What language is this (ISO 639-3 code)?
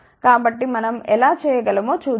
tel